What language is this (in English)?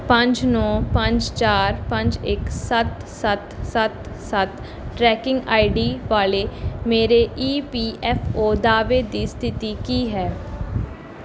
Punjabi